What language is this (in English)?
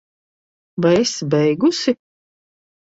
Latvian